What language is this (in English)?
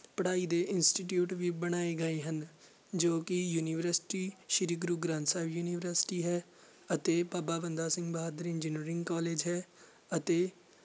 Punjabi